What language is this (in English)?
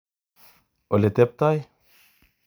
Kalenjin